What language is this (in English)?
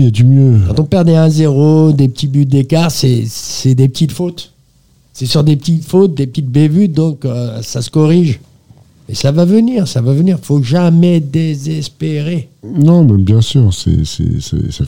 French